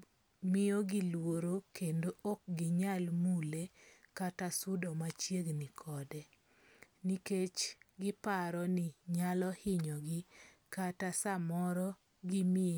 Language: Luo (Kenya and Tanzania)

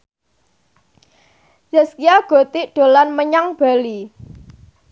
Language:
Javanese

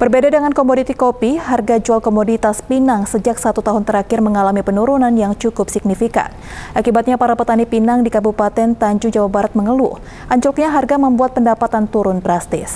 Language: Indonesian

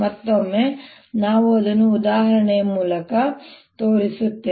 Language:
Kannada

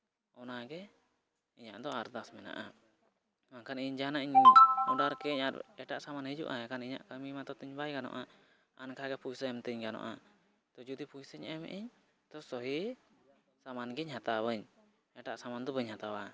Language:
Santali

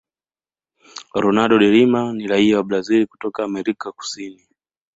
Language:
Swahili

